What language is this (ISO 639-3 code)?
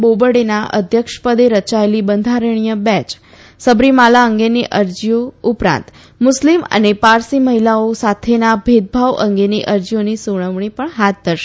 guj